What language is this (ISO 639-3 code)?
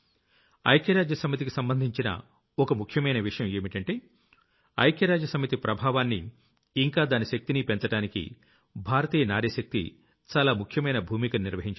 tel